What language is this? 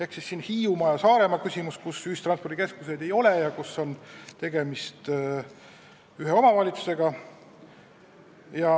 Estonian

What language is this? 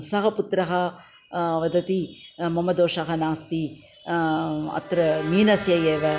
Sanskrit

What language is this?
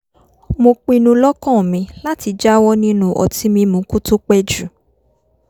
Yoruba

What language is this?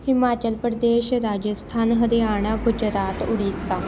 Punjabi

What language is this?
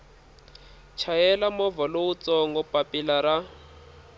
Tsonga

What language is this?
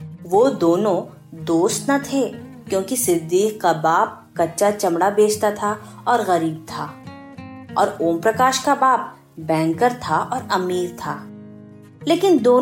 Hindi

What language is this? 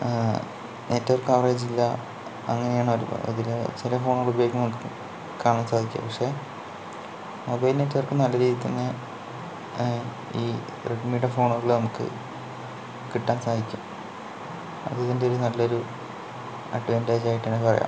Malayalam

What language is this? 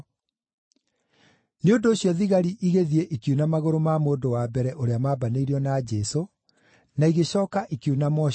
Kikuyu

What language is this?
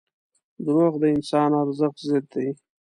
Pashto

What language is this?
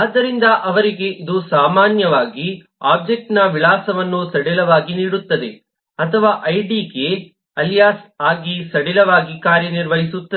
Kannada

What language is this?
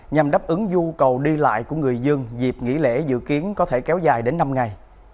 Vietnamese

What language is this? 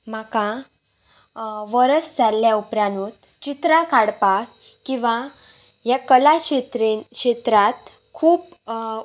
Konkani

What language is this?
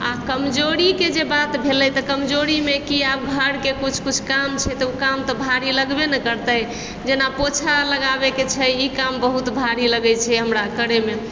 Maithili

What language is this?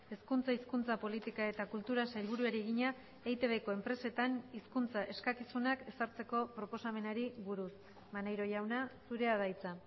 Basque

